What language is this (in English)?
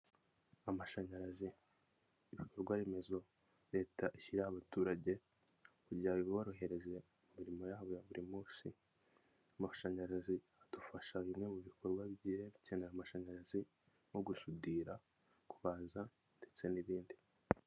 Kinyarwanda